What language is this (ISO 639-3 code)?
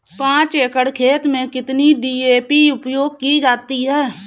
hin